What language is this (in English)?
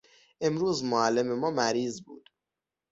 Persian